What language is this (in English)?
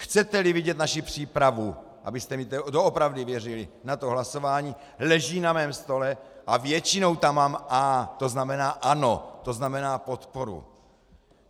Czech